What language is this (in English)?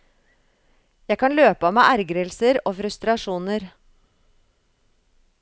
Norwegian